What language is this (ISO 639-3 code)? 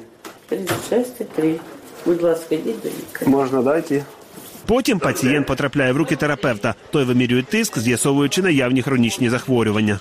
ukr